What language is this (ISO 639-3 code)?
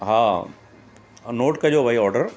snd